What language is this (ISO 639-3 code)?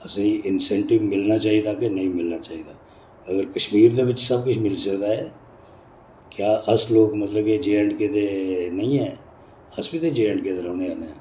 doi